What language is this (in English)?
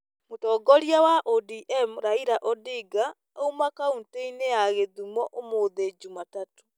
Kikuyu